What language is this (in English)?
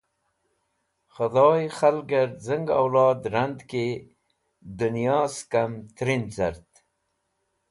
Wakhi